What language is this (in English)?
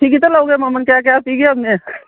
Manipuri